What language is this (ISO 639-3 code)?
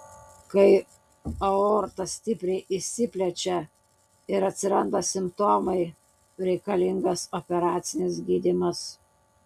lit